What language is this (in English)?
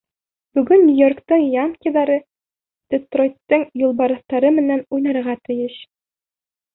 Bashkir